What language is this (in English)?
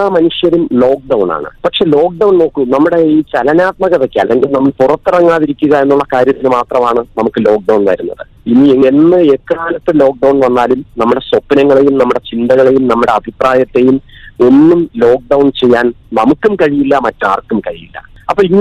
Malayalam